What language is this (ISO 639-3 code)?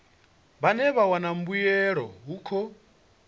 ven